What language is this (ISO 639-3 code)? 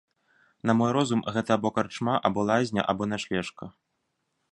bel